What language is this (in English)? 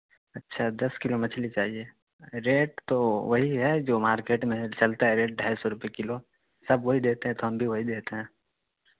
Urdu